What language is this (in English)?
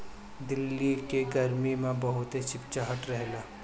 Bhojpuri